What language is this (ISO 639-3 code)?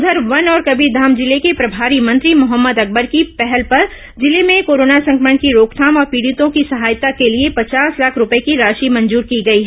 hin